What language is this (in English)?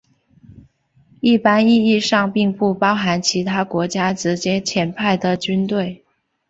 Chinese